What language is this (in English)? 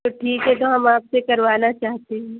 Urdu